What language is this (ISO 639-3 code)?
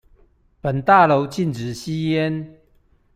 zho